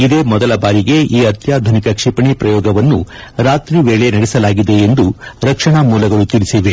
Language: Kannada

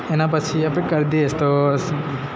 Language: Gujarati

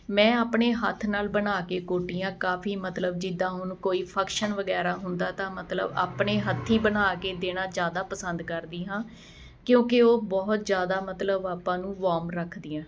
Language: Punjabi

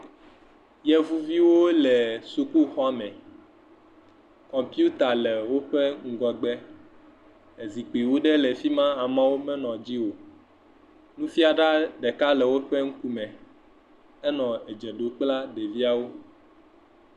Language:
Ewe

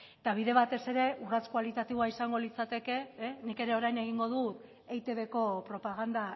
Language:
Basque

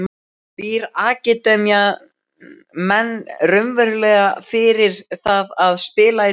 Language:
Icelandic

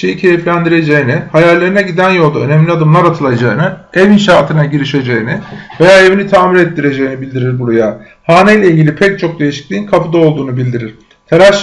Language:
Turkish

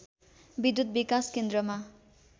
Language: Nepali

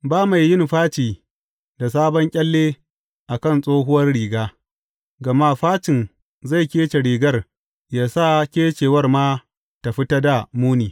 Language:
Hausa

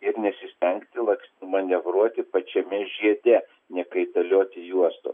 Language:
Lithuanian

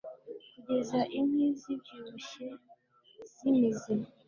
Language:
Kinyarwanda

